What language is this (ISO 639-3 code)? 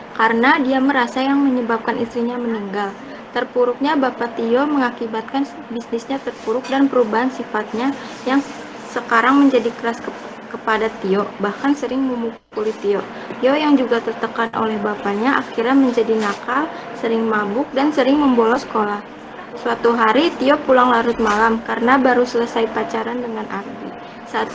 ind